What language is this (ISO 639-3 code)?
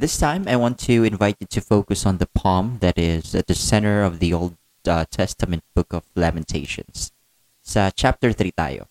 fil